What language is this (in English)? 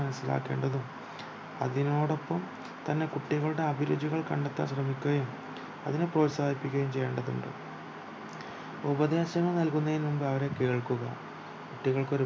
Malayalam